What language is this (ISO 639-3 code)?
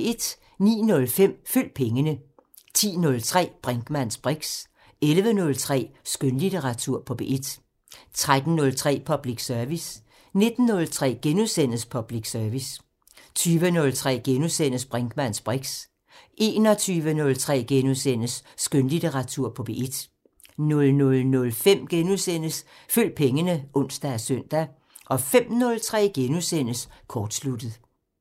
dan